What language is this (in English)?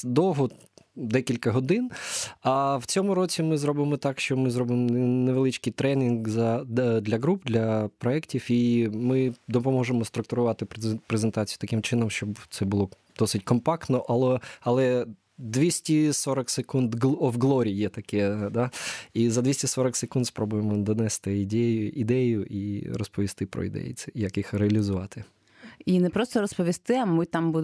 Ukrainian